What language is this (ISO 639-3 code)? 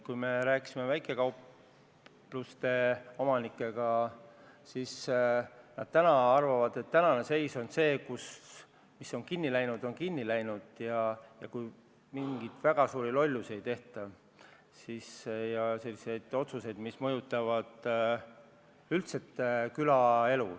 est